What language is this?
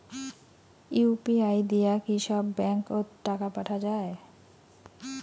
Bangla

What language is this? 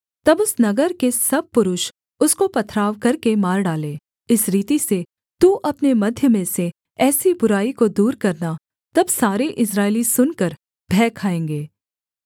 Hindi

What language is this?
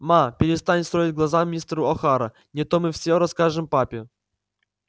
Russian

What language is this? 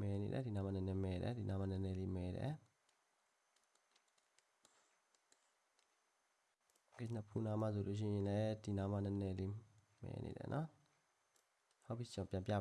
Korean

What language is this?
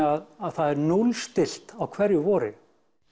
Icelandic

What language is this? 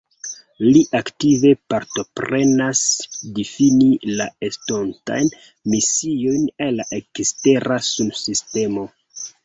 Esperanto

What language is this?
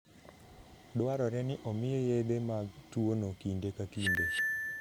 Luo (Kenya and Tanzania)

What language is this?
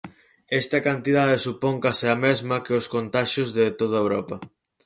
Galician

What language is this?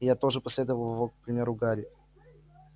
Russian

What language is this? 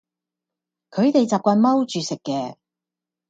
Cantonese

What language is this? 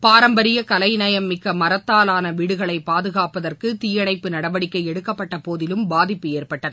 Tamil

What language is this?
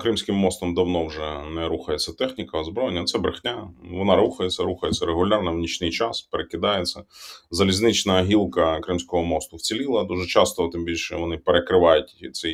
Ukrainian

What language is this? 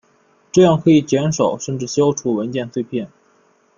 Chinese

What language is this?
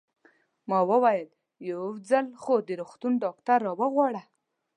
Pashto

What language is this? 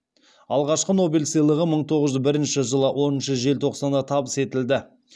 Kazakh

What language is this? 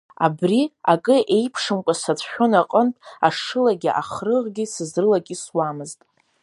Abkhazian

